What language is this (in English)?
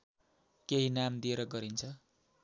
Nepali